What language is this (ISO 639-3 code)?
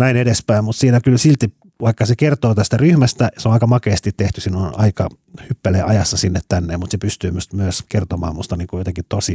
fin